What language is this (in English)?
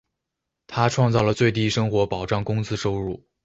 Chinese